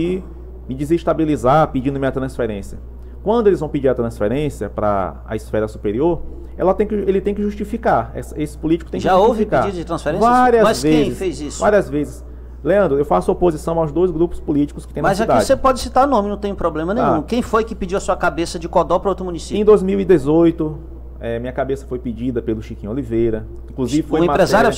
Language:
Portuguese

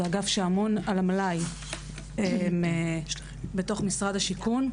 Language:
Hebrew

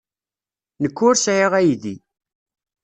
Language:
Kabyle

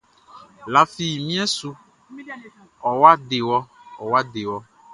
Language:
Baoulé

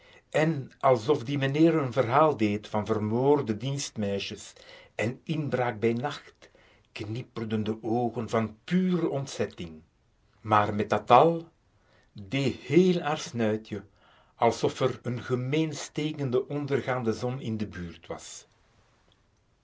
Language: Dutch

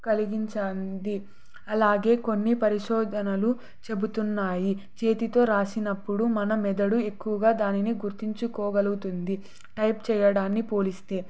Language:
Telugu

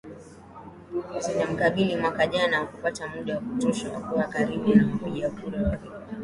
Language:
Swahili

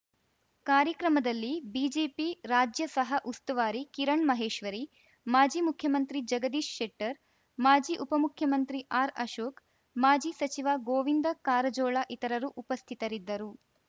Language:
Kannada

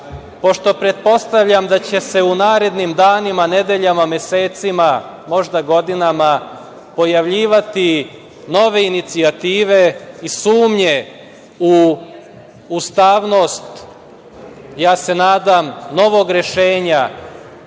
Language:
Serbian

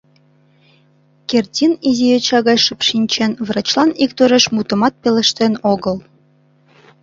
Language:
Mari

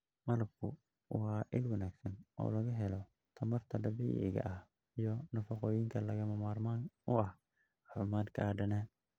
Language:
Somali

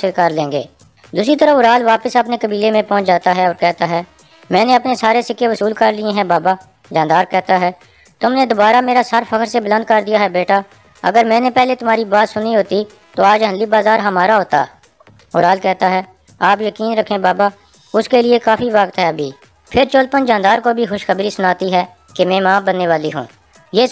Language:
Hindi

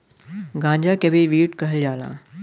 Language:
Bhojpuri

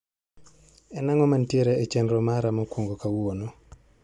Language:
Luo (Kenya and Tanzania)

